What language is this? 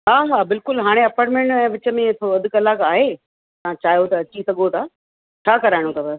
Sindhi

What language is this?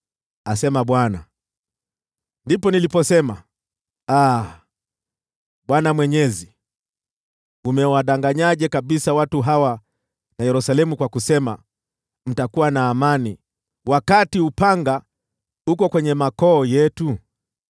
Swahili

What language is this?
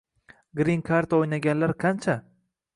Uzbek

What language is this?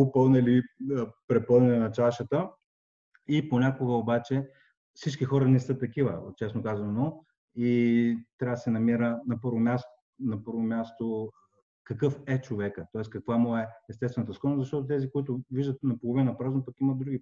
Bulgarian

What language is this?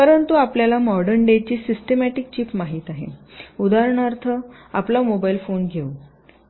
Marathi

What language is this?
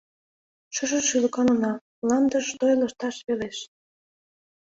Mari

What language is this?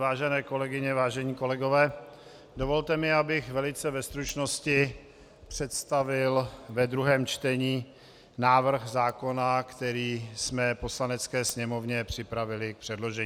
Czech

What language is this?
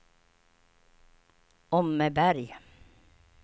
Swedish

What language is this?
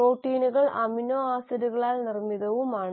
Malayalam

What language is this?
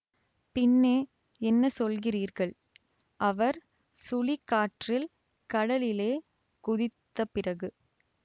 Tamil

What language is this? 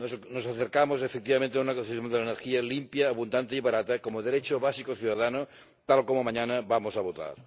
Spanish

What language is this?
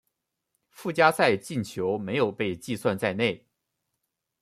Chinese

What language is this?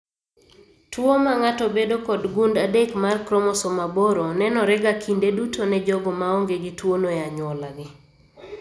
Luo (Kenya and Tanzania)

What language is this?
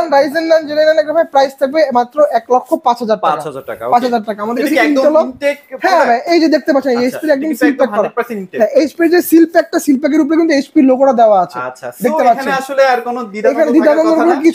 Bangla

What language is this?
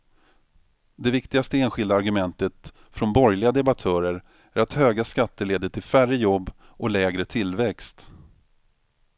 Swedish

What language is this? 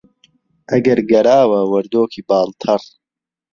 Central Kurdish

